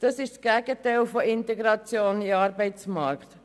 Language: Swiss German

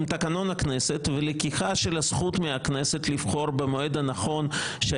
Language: Hebrew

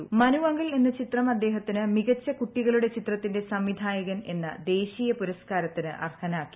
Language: Malayalam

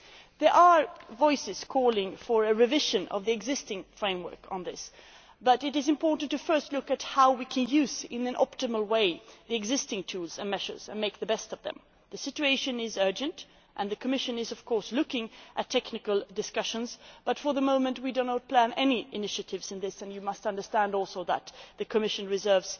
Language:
English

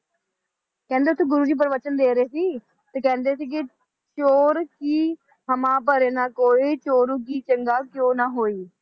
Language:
Punjabi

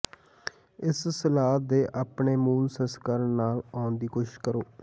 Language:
Punjabi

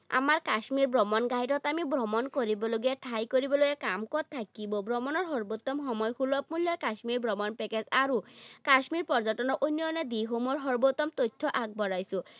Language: Assamese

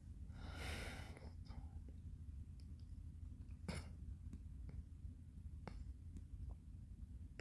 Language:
Korean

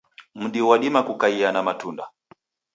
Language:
Taita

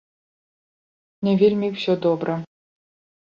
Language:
Belarusian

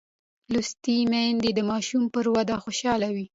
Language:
Pashto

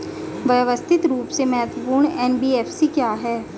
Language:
Hindi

